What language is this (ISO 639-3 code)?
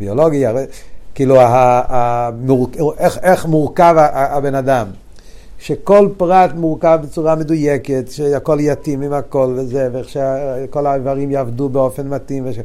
heb